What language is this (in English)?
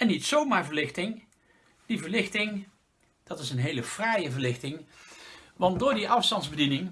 Dutch